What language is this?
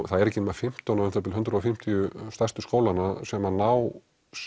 Icelandic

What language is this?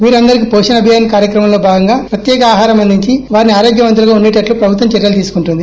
Telugu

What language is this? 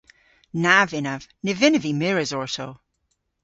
Cornish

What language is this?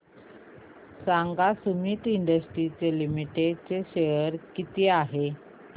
Marathi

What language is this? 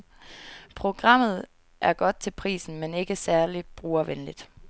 Danish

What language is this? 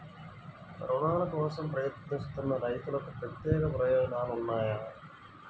Telugu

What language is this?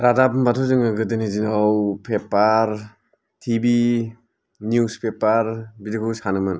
Bodo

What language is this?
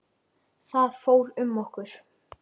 Icelandic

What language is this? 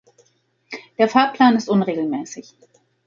German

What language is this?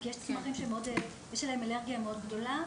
Hebrew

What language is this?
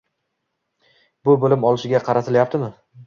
Uzbek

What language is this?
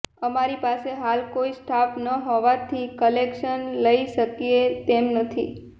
Gujarati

